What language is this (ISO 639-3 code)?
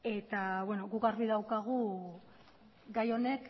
eus